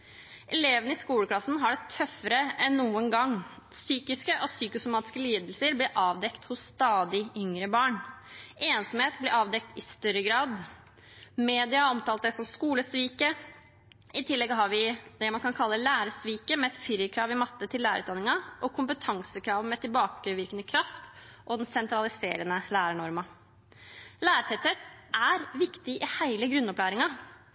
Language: Norwegian Bokmål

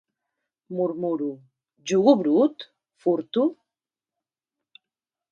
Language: Catalan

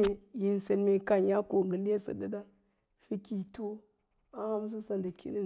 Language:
Lala-Roba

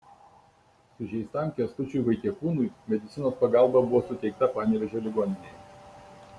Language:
Lithuanian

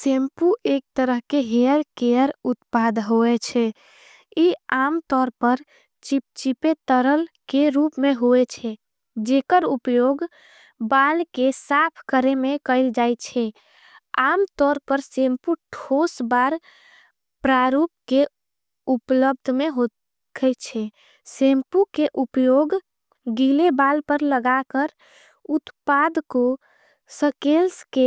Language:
Angika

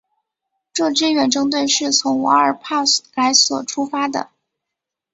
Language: Chinese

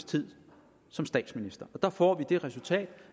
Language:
Danish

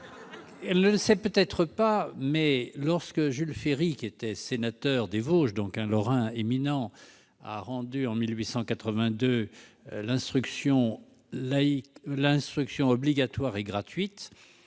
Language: French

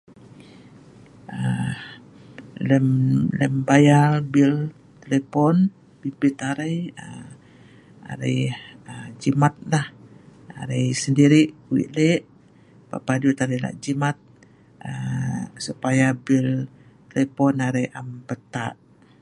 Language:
Sa'ban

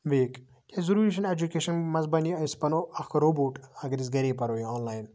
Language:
Kashmiri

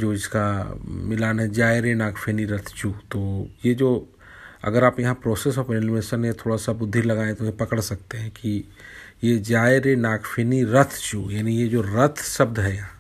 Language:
Hindi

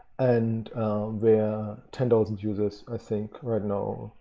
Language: English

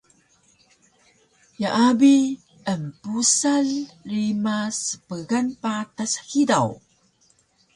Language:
Taroko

